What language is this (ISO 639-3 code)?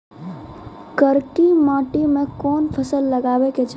mai